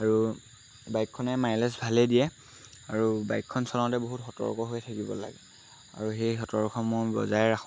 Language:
Assamese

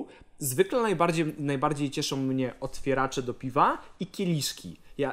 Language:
Polish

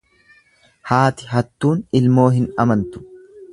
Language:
Oromo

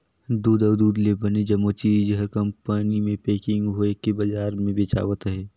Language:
Chhattisgarhi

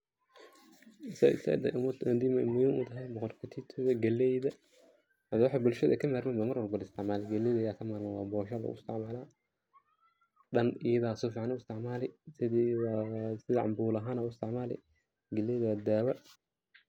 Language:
Somali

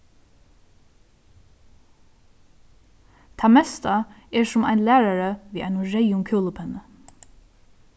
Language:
Faroese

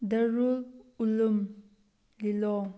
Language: Manipuri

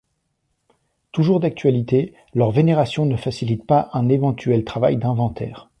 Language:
French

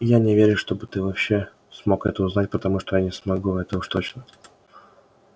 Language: Russian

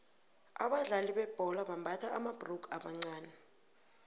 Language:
South Ndebele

